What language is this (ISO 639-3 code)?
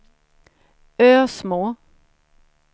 swe